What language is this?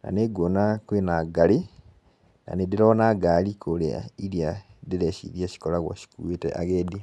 Kikuyu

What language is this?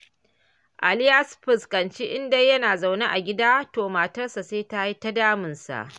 Hausa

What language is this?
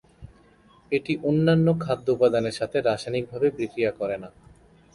Bangla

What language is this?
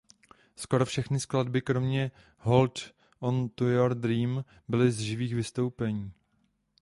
Czech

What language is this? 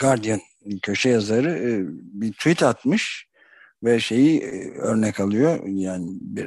Turkish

